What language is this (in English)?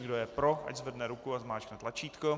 Czech